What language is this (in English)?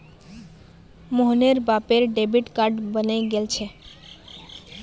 Magahi